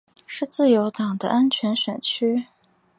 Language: Chinese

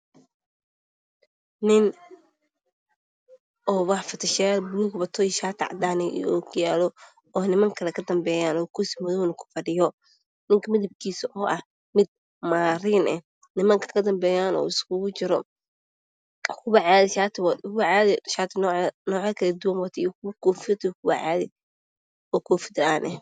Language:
Somali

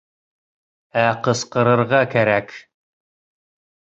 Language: Bashkir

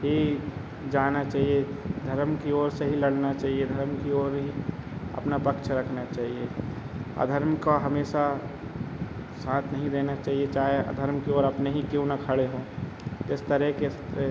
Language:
Hindi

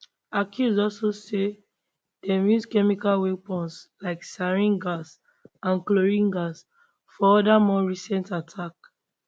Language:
Nigerian Pidgin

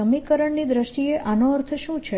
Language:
Gujarati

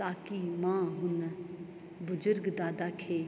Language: Sindhi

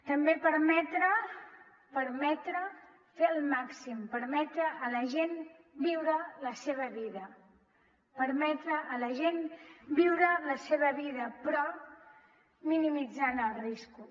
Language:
Catalan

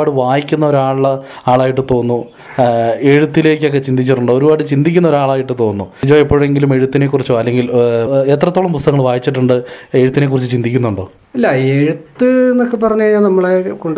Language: Malayalam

